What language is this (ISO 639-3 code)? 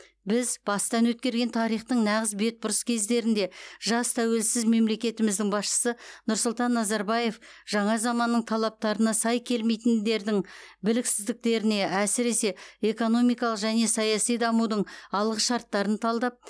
kaz